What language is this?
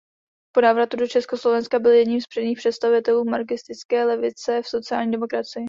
Czech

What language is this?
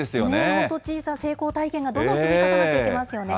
Japanese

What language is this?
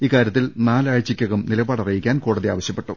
Malayalam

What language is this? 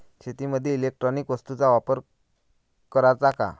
Marathi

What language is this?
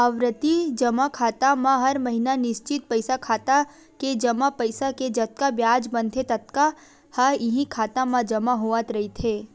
Chhattisgarhi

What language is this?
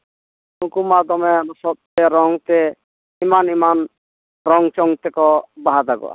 Santali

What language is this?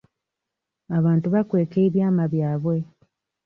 Ganda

